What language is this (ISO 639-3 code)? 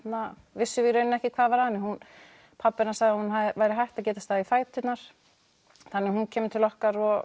isl